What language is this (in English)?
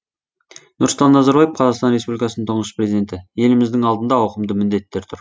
Kazakh